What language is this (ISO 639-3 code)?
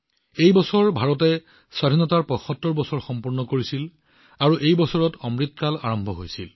asm